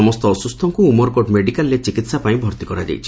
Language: Odia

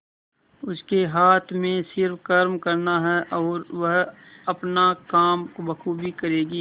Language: Hindi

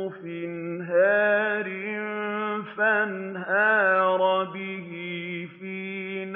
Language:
Arabic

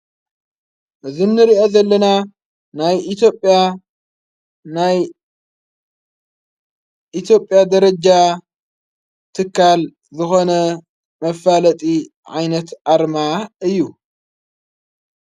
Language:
Tigrinya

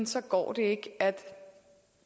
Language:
Danish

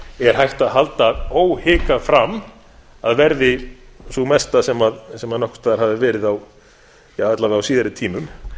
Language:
Icelandic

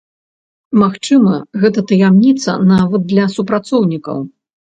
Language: Belarusian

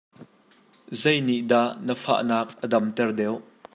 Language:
Hakha Chin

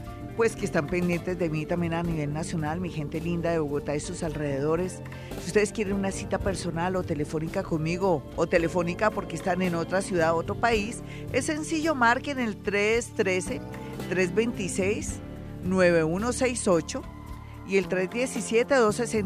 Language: Spanish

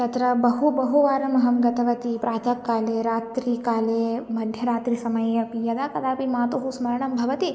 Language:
Sanskrit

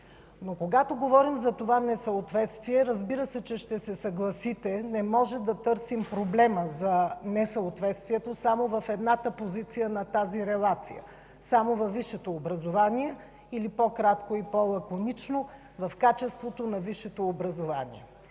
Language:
Bulgarian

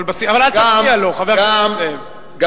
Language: Hebrew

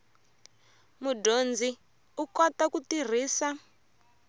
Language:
Tsonga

